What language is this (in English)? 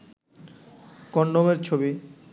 Bangla